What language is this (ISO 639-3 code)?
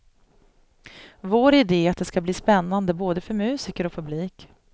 swe